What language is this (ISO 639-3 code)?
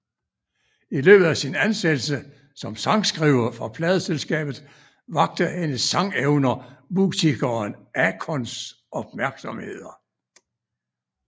dan